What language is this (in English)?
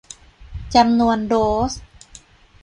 Thai